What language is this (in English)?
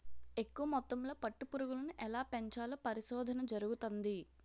Telugu